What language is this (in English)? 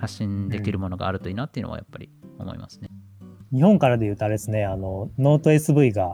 Japanese